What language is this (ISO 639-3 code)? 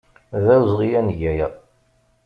kab